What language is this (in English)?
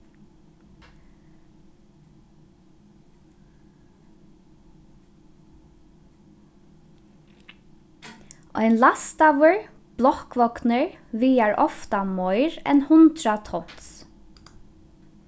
Faroese